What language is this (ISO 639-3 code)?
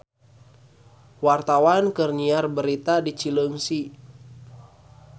sun